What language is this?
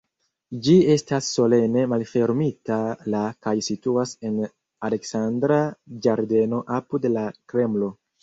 Esperanto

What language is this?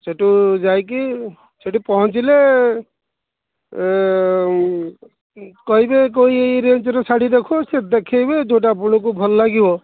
Odia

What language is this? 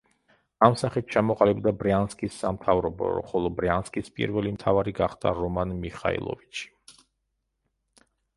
Georgian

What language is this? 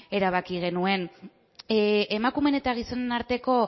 Basque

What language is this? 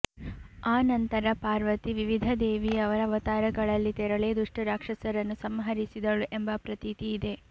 Kannada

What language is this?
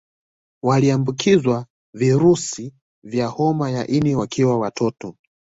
Swahili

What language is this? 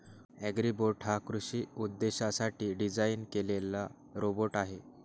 Marathi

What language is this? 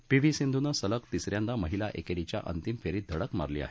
Marathi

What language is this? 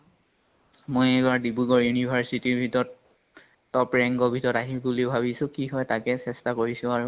Assamese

